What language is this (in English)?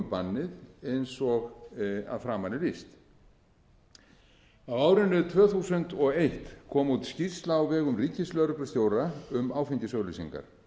Icelandic